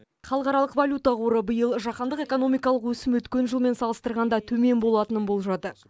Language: Kazakh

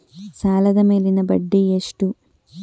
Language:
Kannada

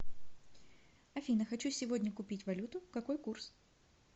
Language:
Russian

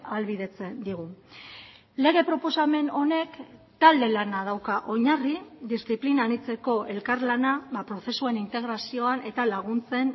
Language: Basque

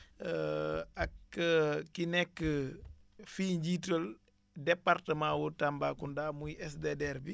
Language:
Wolof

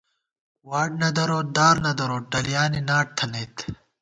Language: Gawar-Bati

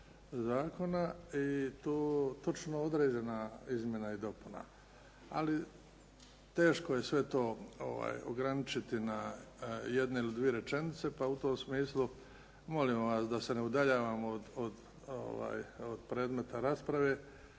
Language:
Croatian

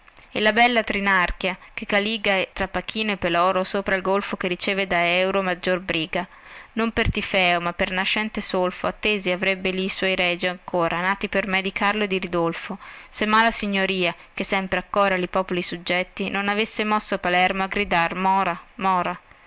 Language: Italian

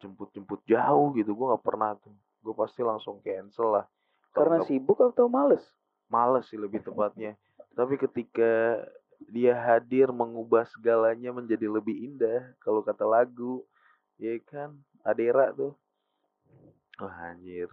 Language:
Indonesian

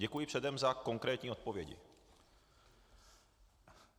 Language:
Czech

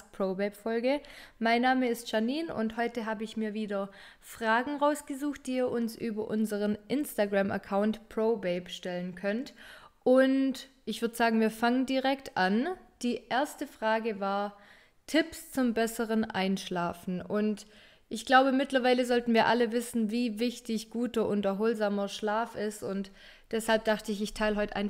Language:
German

